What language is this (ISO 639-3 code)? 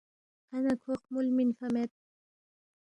bft